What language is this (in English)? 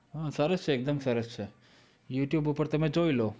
Gujarati